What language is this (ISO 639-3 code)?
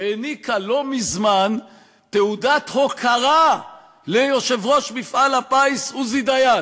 heb